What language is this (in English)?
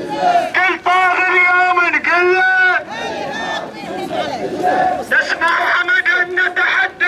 Arabic